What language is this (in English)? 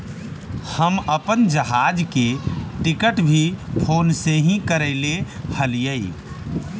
Magahi